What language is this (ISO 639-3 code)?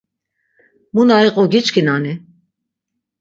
lzz